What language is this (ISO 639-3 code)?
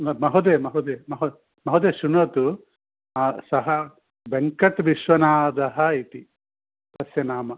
san